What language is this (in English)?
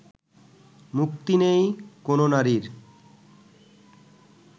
Bangla